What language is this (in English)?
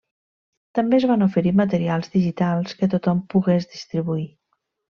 Catalan